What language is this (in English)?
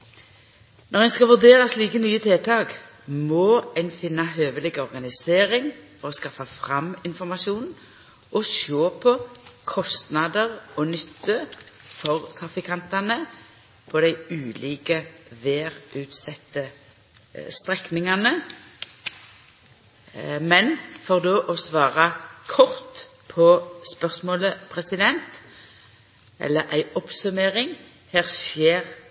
Norwegian Nynorsk